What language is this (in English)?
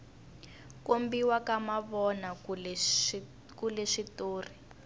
Tsonga